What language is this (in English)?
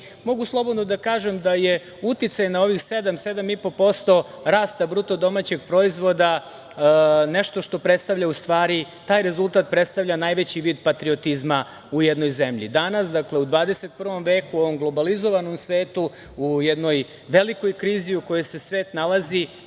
Serbian